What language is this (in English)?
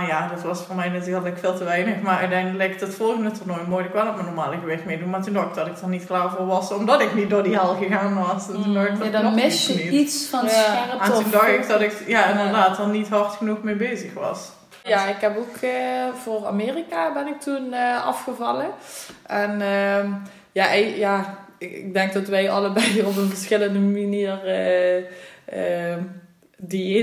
Dutch